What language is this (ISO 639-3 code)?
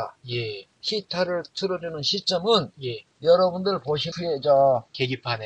kor